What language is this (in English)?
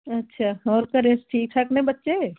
Punjabi